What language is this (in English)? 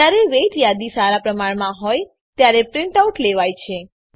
Gujarati